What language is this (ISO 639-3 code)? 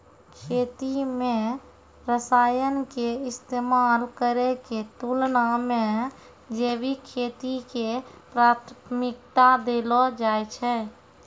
mai